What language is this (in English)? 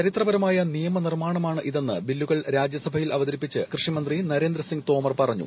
Malayalam